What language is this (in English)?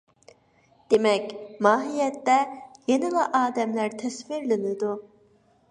Uyghur